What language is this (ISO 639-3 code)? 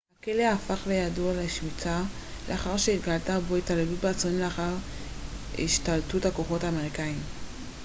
heb